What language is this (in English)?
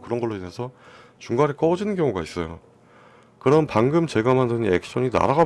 Korean